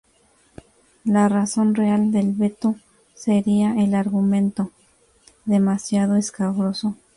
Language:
Spanish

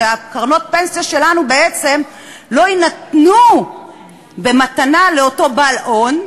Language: Hebrew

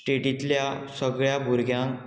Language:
Konkani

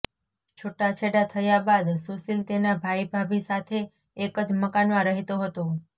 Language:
Gujarati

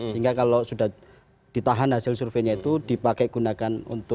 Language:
Indonesian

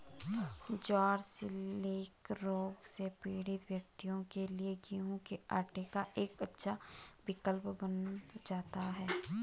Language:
Hindi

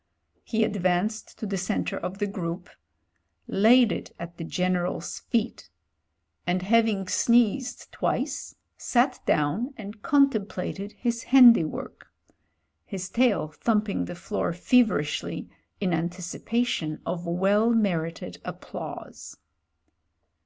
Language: English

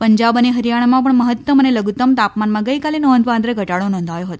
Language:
Gujarati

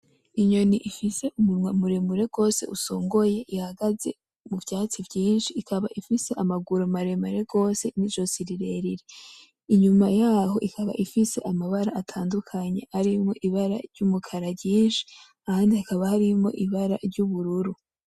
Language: Rundi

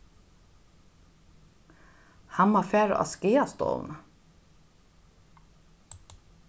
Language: Faroese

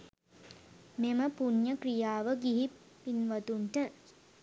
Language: Sinhala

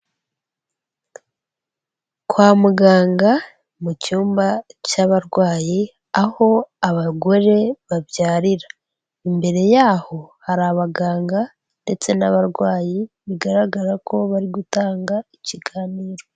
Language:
Kinyarwanda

